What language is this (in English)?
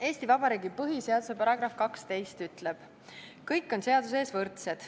Estonian